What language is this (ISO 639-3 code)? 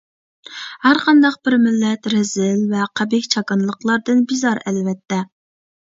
uig